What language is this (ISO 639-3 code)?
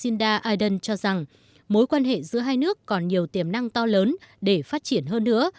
vie